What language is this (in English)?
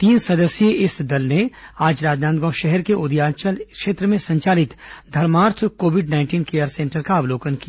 Hindi